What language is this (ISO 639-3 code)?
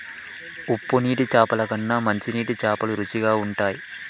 tel